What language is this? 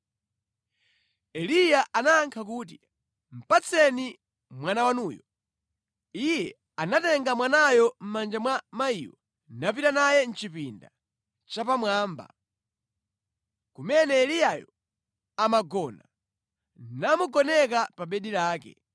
Nyanja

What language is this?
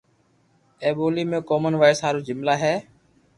Loarki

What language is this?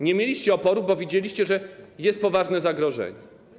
Polish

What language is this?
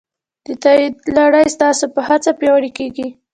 Pashto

